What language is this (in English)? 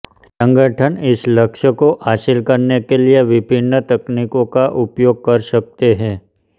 Hindi